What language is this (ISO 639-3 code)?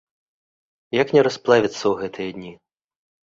bel